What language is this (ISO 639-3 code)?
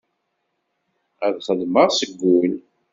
kab